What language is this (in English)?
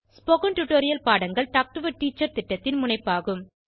Tamil